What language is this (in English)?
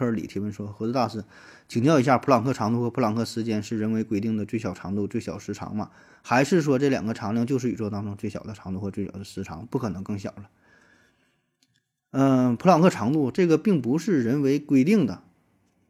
Chinese